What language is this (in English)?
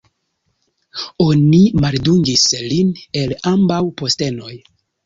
Esperanto